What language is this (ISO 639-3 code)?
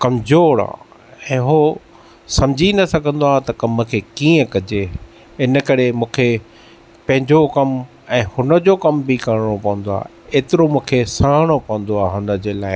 snd